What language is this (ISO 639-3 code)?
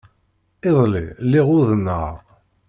kab